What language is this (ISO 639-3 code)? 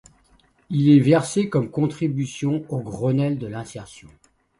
fra